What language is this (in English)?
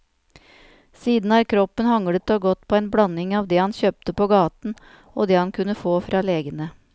Norwegian